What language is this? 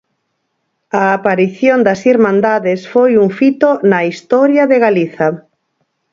Galician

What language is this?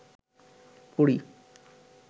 Bangla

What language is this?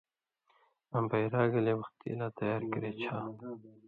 Indus Kohistani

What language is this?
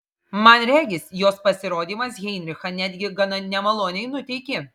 Lithuanian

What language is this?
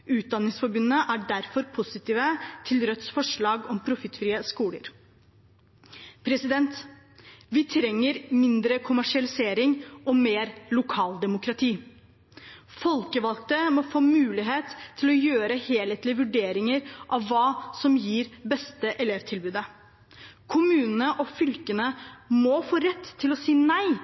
Norwegian Bokmål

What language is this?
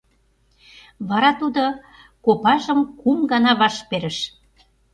Mari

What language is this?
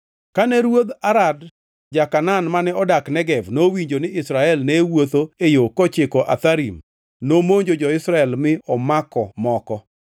Luo (Kenya and Tanzania)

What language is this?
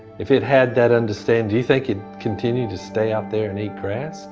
English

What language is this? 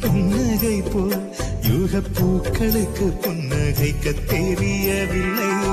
Tamil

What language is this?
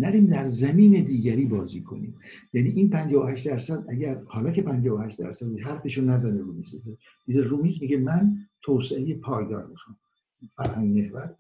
Persian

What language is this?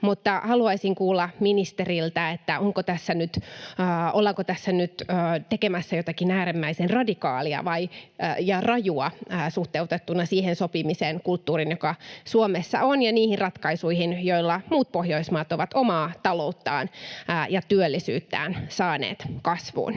Finnish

